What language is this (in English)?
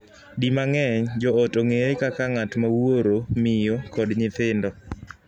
Luo (Kenya and Tanzania)